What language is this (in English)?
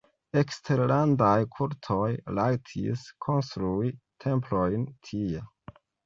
Esperanto